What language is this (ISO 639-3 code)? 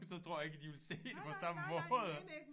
dan